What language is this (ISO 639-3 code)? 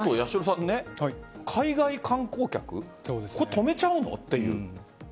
jpn